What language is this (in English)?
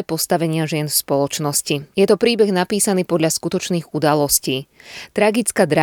Slovak